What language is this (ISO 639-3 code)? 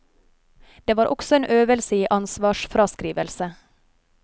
nor